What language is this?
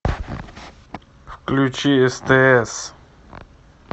Russian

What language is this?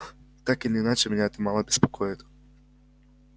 Russian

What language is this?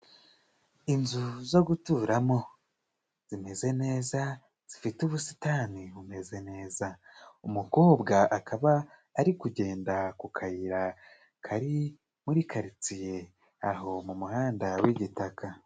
Kinyarwanda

